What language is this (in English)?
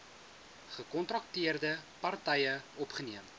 Afrikaans